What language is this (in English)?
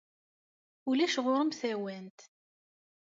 Kabyle